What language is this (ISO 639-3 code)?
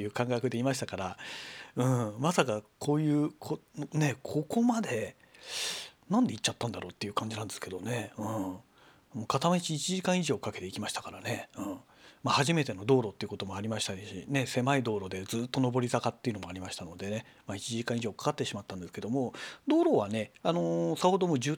jpn